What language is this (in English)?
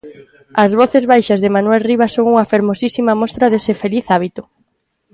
Galician